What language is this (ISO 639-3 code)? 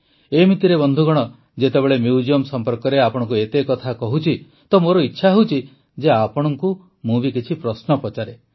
ori